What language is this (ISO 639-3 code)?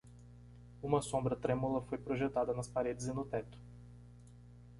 por